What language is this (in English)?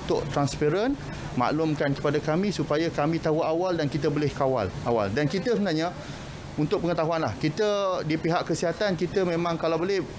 Malay